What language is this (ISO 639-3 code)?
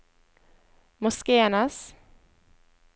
nor